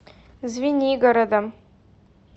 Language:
Russian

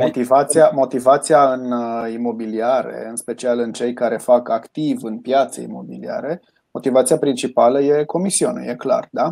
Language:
Romanian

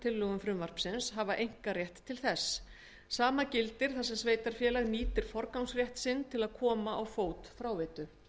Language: Icelandic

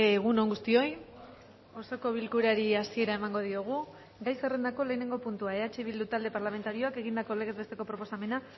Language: Basque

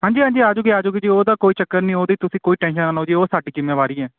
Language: Punjabi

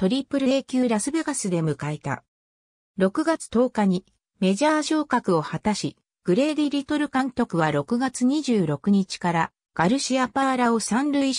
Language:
Japanese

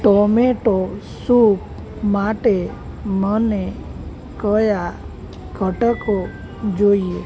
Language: Gujarati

